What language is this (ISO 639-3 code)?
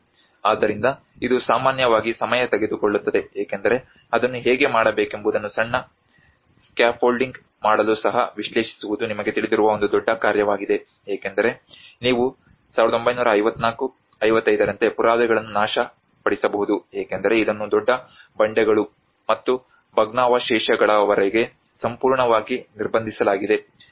kan